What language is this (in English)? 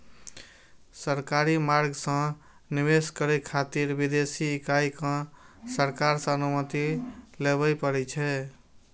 Maithili